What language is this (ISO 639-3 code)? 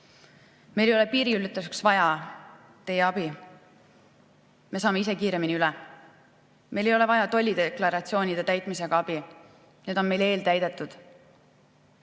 est